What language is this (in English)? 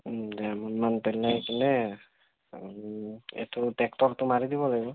Assamese